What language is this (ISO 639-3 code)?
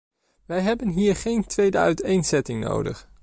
nld